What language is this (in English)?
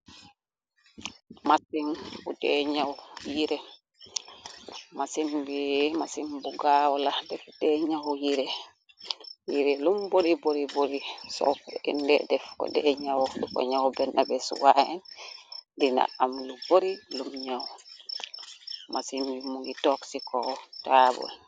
Wolof